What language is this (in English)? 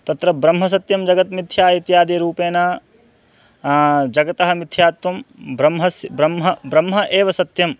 Sanskrit